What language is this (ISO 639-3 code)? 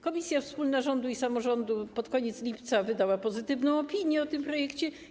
pol